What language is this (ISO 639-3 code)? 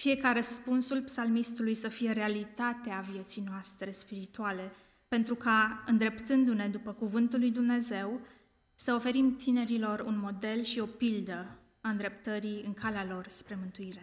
ron